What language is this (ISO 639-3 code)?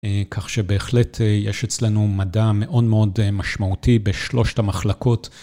heb